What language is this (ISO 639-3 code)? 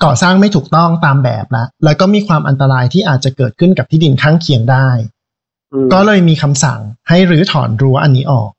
tha